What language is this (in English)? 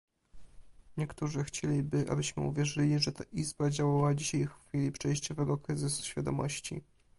Polish